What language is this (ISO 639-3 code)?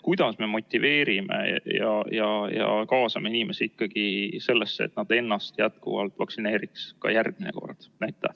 est